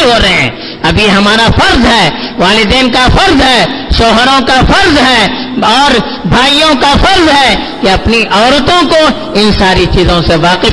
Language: Urdu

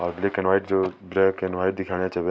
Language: Garhwali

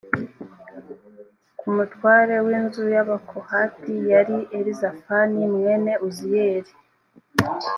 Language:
Kinyarwanda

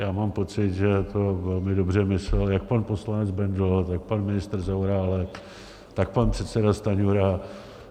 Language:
Czech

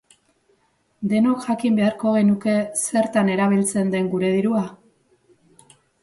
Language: Basque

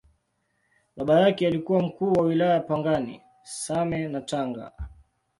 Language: Swahili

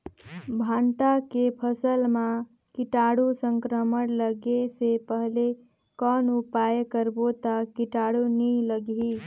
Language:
Chhattisgarhi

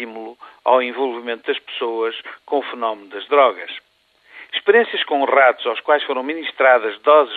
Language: Portuguese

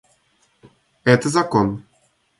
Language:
Russian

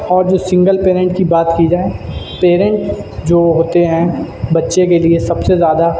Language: Urdu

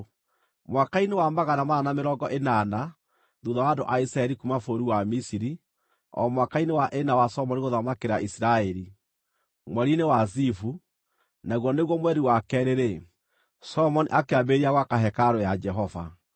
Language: Kikuyu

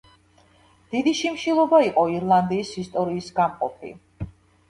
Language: Georgian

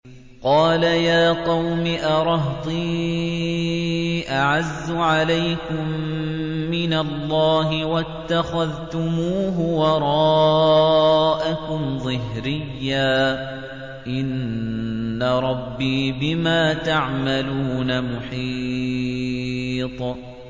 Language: Arabic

